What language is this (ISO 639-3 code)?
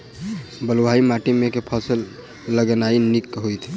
mai